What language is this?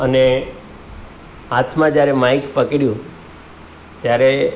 Gujarati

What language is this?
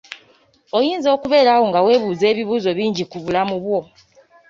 Ganda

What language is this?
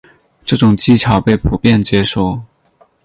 Chinese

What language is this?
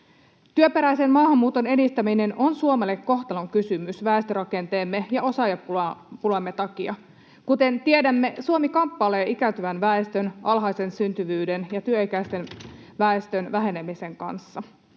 Finnish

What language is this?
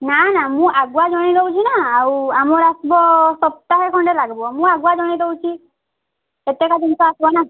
Odia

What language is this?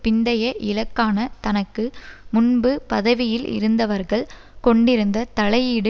Tamil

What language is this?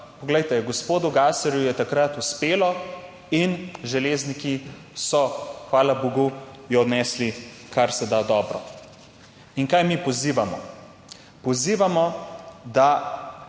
Slovenian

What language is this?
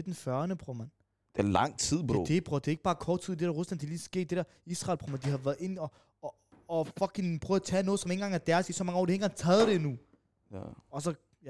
Danish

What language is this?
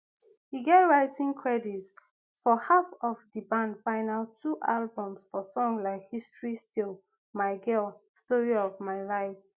Nigerian Pidgin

